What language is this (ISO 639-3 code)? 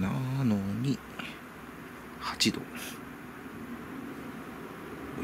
jpn